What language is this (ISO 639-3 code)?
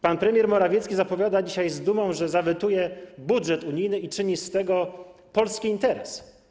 pol